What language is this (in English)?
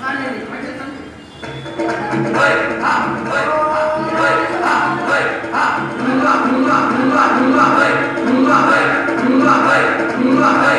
Telugu